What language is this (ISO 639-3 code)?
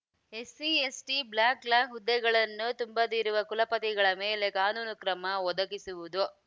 kan